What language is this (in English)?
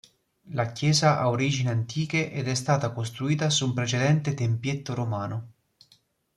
Italian